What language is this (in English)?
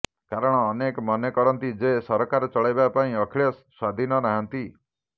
Odia